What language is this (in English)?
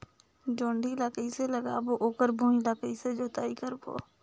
Chhattisgarhi